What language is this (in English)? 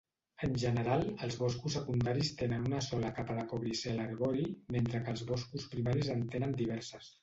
Catalan